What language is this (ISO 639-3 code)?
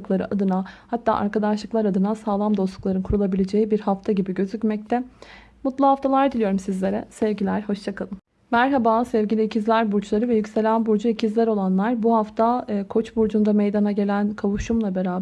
tur